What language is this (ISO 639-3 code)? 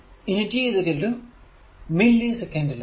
mal